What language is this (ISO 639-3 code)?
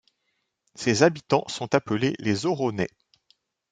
fra